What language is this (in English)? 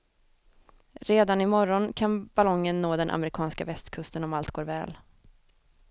Swedish